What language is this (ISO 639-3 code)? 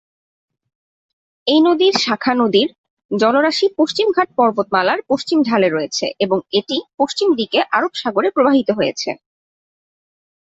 ben